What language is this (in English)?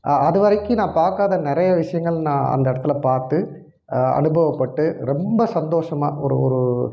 Tamil